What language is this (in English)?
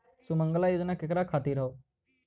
Bhojpuri